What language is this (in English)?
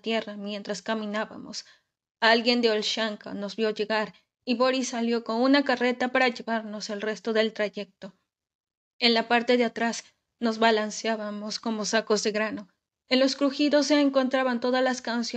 Spanish